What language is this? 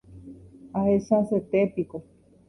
Guarani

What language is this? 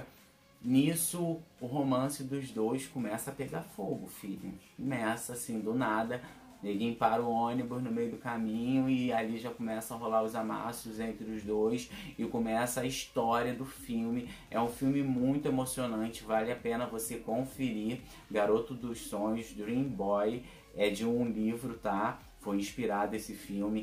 Portuguese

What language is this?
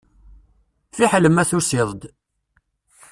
Kabyle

